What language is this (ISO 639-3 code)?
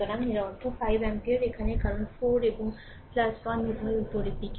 ben